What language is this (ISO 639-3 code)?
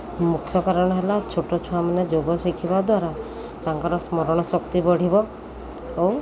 ori